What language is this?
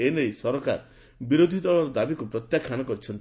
Odia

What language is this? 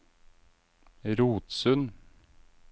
Norwegian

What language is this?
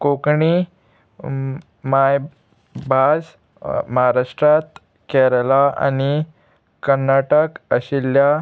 Konkani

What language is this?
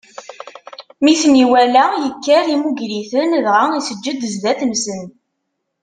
Kabyle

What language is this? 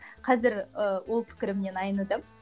Kazakh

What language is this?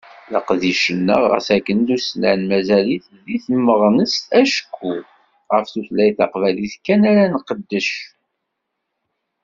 Kabyle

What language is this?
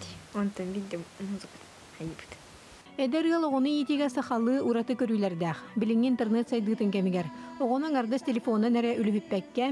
Dutch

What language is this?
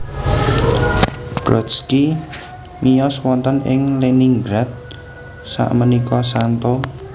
Javanese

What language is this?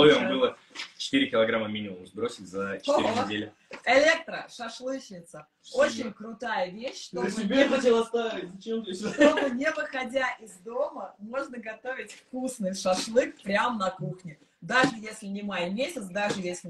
Russian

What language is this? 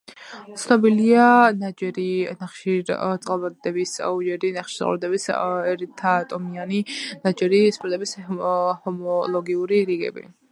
Georgian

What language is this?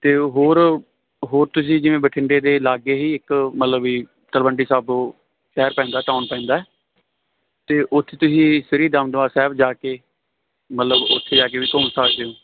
Punjabi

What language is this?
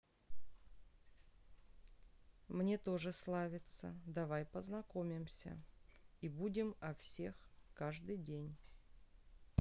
Russian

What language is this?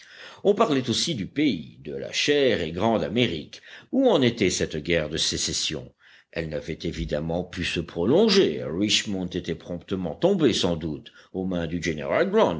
French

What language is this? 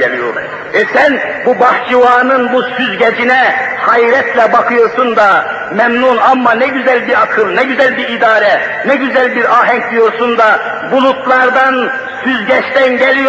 Turkish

